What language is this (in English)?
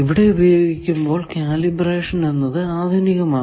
Malayalam